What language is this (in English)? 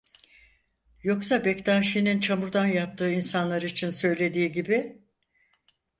Turkish